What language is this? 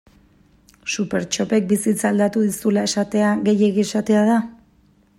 Basque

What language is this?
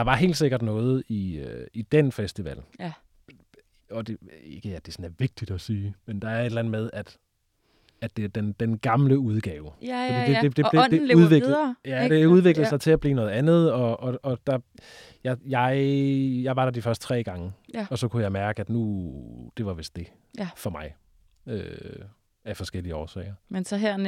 Danish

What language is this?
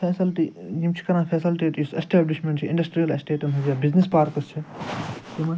Kashmiri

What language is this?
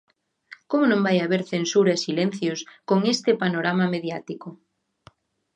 Galician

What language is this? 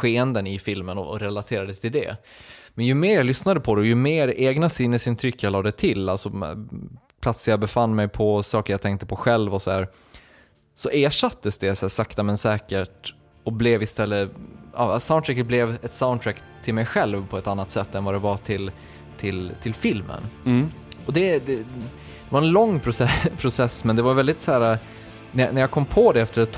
Swedish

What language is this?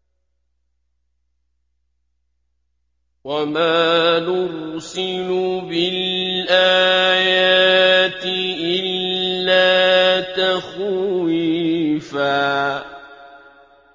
Arabic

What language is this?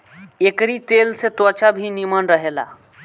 Bhojpuri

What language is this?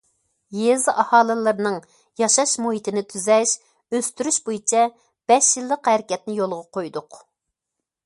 Uyghur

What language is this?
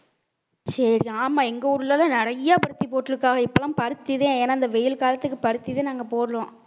Tamil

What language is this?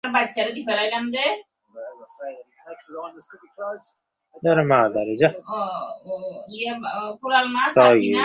Bangla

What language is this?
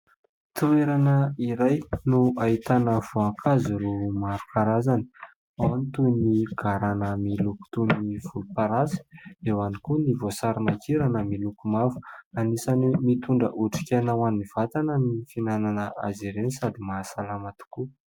Malagasy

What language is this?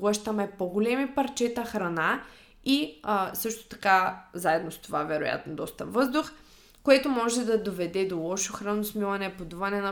Bulgarian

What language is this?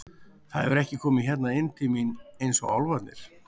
Icelandic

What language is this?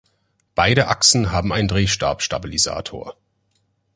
German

